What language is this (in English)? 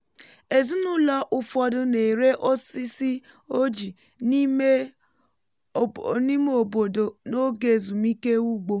Igbo